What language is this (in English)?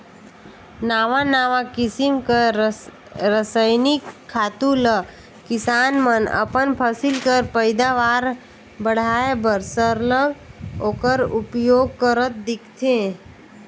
Chhattisgarhi